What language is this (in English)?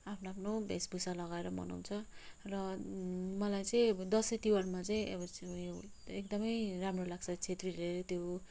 Nepali